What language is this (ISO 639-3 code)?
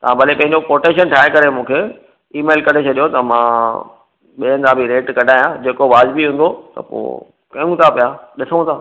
snd